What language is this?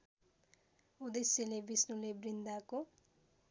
Nepali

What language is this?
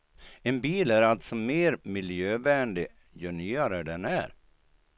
Swedish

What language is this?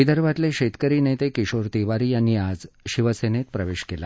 Marathi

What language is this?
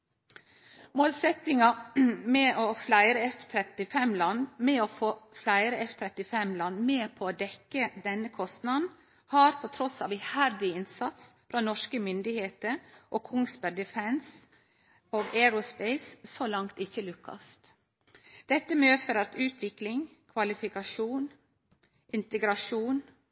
Norwegian Nynorsk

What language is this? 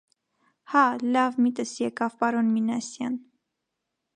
Armenian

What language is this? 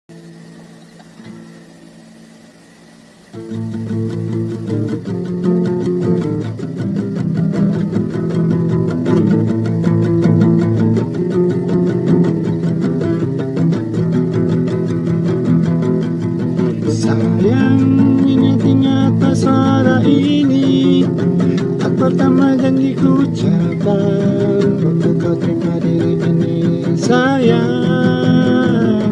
Indonesian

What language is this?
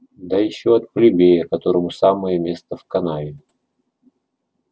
Russian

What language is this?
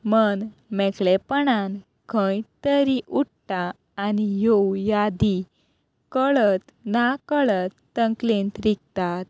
Konkani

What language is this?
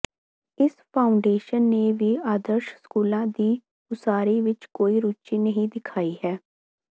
Punjabi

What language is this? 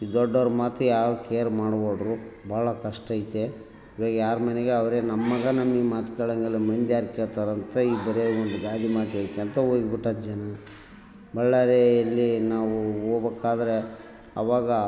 Kannada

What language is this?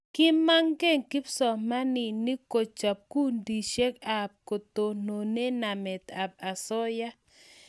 Kalenjin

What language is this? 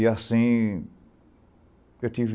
Portuguese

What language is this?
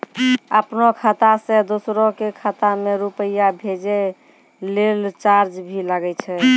Maithili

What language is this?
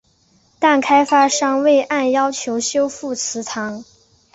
Chinese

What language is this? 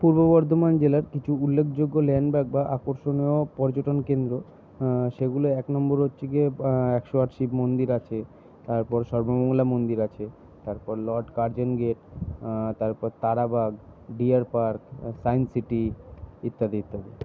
Bangla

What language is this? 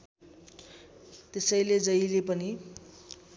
Nepali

